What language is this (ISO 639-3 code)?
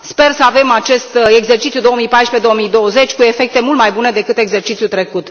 ron